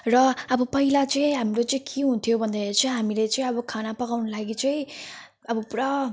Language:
Nepali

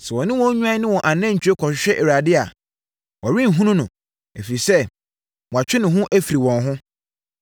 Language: Akan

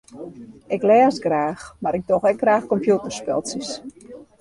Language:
Western Frisian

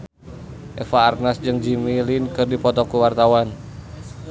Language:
Sundanese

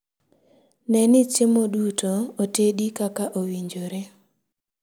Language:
Luo (Kenya and Tanzania)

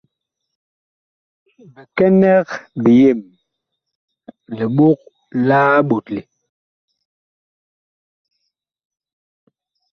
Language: Bakoko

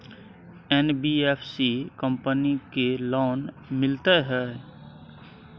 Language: Maithili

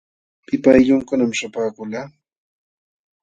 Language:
Jauja Wanca Quechua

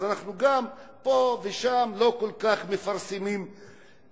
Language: Hebrew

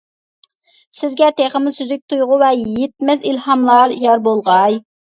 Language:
Uyghur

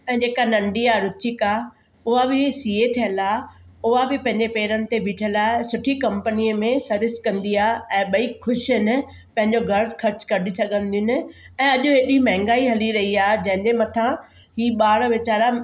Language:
Sindhi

